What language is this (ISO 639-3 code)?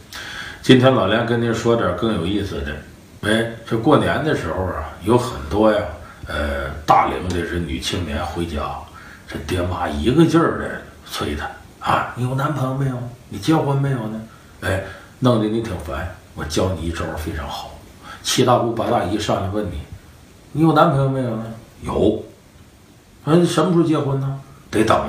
zho